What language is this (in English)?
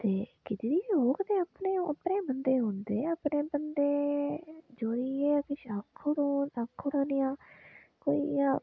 Dogri